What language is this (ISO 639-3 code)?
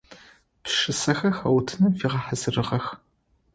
ady